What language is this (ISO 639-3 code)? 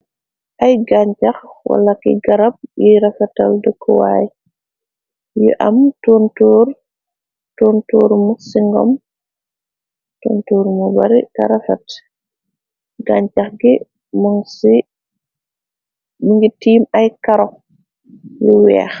wol